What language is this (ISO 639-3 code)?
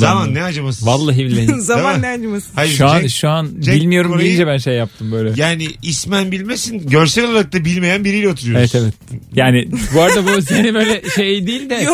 tur